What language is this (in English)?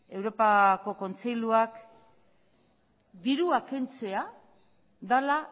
Basque